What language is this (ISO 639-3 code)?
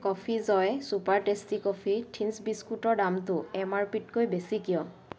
asm